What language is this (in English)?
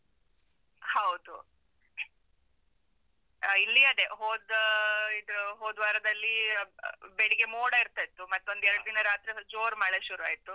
Kannada